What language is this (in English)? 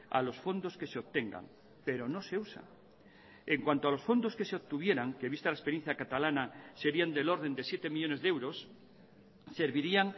Spanish